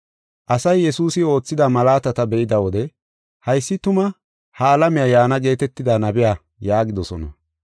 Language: Gofa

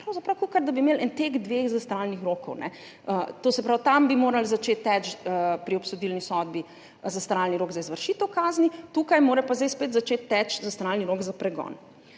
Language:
Slovenian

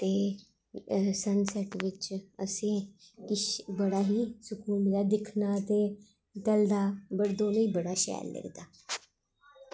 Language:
Dogri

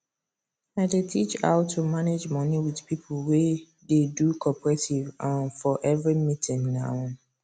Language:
Nigerian Pidgin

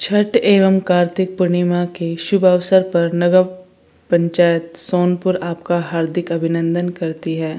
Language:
Hindi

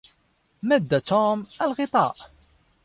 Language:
Arabic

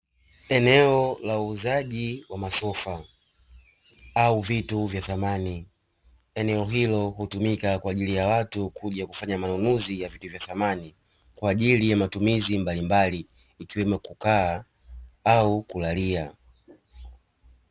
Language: Swahili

